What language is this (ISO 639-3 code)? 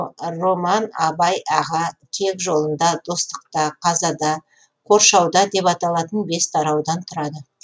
kaz